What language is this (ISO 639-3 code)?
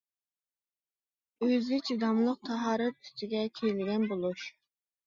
uig